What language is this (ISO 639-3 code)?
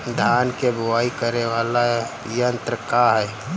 bho